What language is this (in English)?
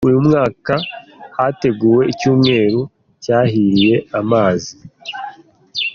Kinyarwanda